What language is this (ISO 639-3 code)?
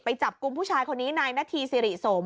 tha